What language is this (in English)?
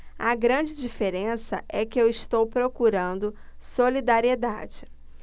Portuguese